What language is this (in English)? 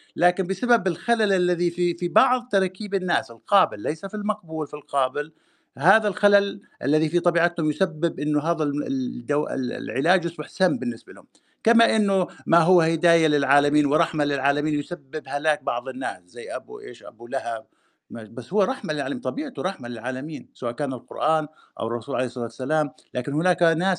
Arabic